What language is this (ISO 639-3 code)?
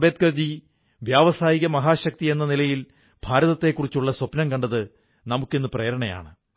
mal